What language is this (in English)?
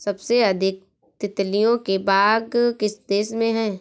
Hindi